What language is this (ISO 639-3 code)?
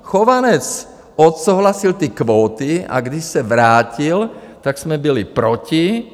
ces